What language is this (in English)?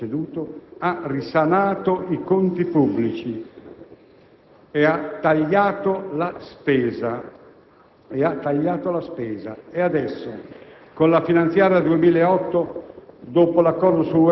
Italian